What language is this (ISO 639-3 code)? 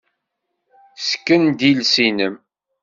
kab